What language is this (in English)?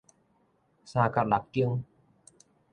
Min Nan Chinese